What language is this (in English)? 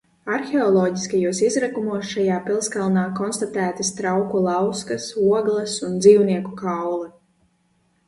Latvian